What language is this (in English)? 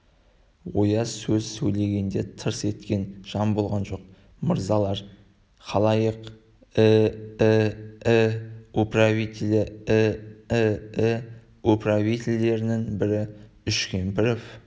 Kazakh